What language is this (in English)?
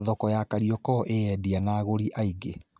Kikuyu